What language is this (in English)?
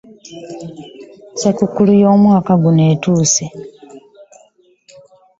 Ganda